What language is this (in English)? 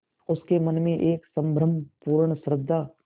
Hindi